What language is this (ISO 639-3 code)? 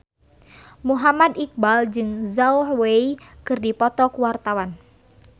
sun